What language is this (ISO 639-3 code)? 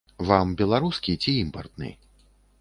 bel